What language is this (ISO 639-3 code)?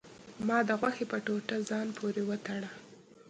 pus